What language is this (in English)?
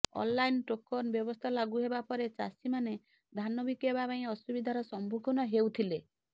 Odia